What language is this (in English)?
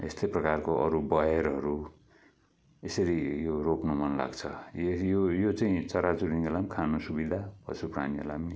Nepali